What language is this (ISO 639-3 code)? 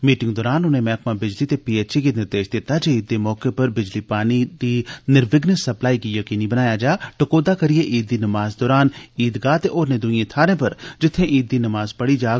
doi